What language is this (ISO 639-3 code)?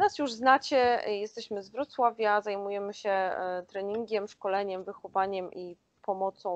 pol